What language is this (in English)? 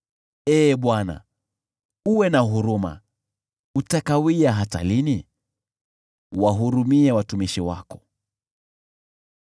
Swahili